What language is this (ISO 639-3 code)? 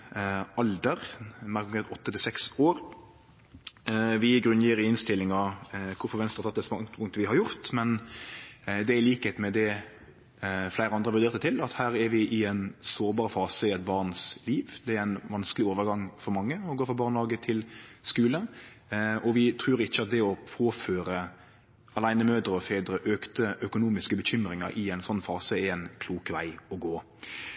nno